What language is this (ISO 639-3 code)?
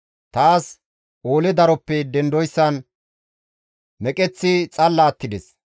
gmv